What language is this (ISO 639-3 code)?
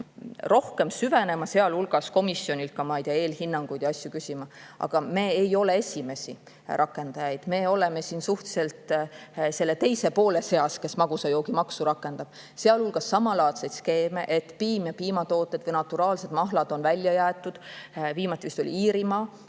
est